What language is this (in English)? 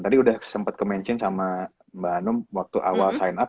Indonesian